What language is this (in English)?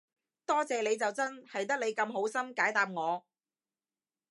Cantonese